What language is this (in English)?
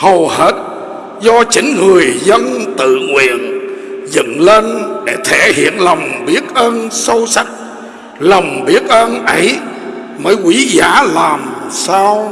Vietnamese